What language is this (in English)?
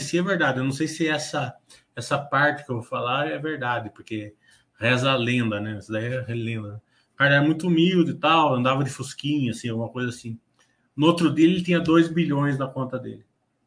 Portuguese